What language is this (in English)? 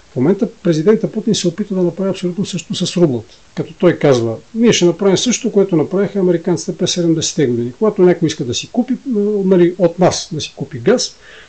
Bulgarian